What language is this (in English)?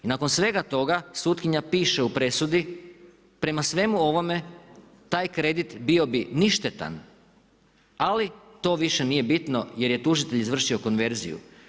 Croatian